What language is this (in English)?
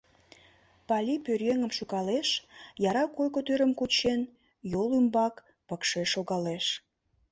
Mari